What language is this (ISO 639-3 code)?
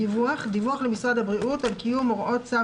heb